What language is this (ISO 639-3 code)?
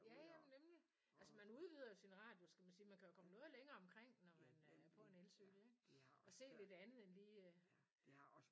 dan